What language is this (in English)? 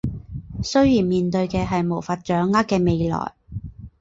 Chinese